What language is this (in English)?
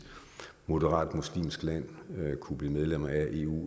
Danish